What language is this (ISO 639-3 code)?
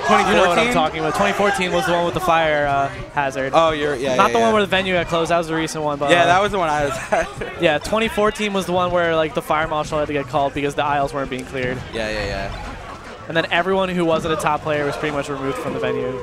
eng